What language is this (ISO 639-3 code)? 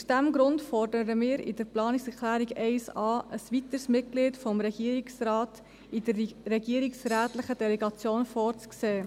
gsw